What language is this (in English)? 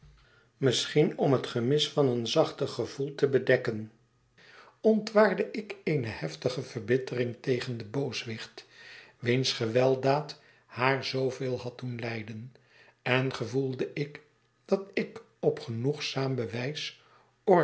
Dutch